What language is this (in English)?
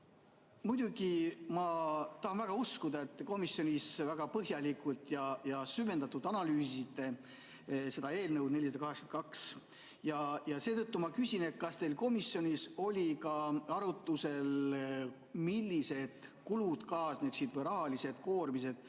Estonian